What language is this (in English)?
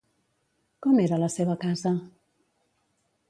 Catalan